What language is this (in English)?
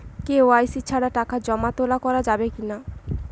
Bangla